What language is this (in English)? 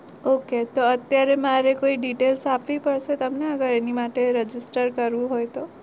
Gujarati